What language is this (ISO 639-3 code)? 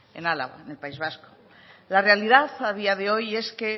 spa